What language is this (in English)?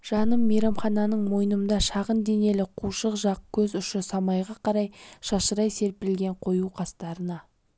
Kazakh